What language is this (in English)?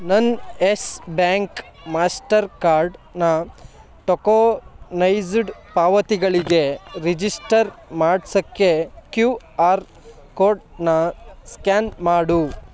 Kannada